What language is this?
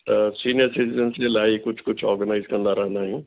Sindhi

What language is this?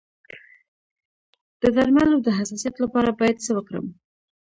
Pashto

